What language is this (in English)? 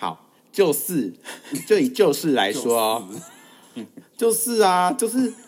Chinese